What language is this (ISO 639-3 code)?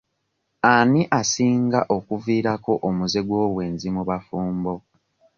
lug